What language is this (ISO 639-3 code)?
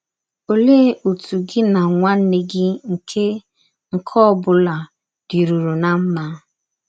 ibo